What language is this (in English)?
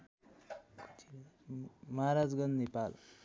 Nepali